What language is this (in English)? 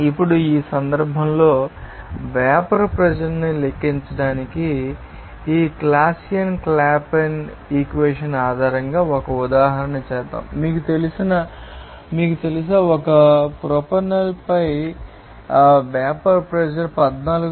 Telugu